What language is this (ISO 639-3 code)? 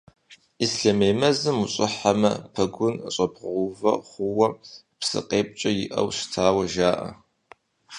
kbd